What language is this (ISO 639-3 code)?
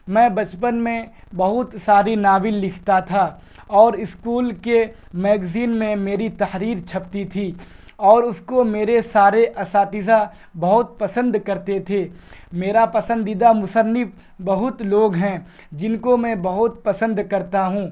urd